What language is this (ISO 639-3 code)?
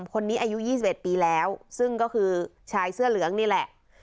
tha